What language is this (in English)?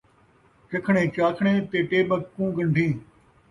Saraiki